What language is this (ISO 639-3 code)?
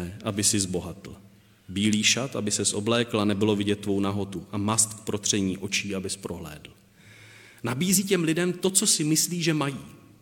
ces